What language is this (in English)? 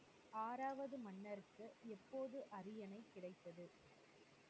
Tamil